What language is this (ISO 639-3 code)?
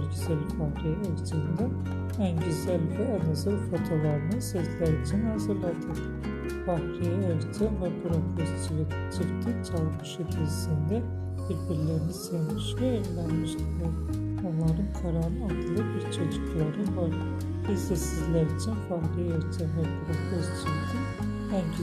tur